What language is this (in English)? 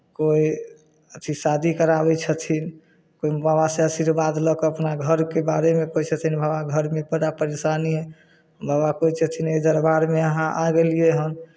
Maithili